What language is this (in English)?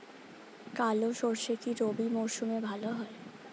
Bangla